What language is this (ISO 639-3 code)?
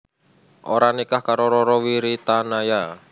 jav